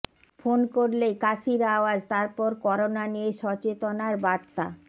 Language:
Bangla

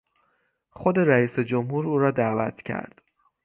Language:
Persian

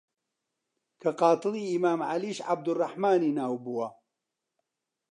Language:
Central Kurdish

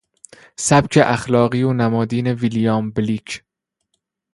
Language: Persian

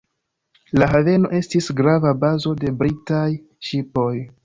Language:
Esperanto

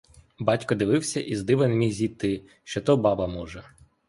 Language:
Ukrainian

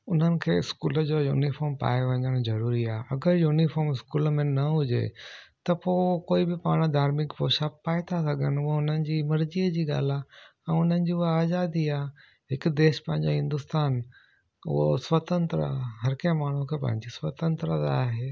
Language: Sindhi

